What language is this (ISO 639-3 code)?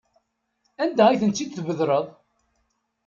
kab